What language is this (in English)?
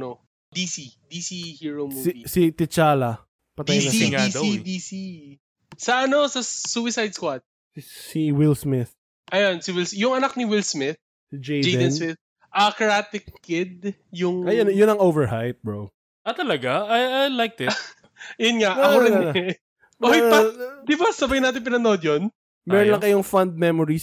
Filipino